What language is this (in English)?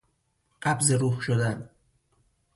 Persian